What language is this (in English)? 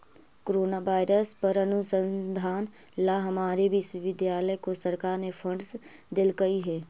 Magahi